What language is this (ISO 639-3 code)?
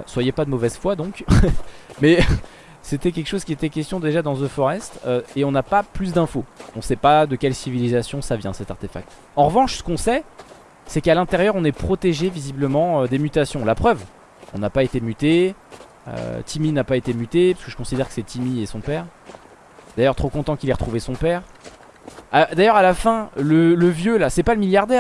fra